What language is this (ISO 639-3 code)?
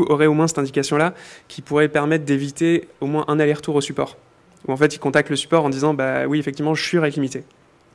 fra